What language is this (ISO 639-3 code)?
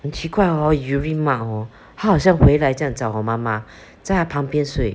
eng